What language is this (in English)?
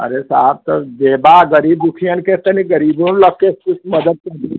Hindi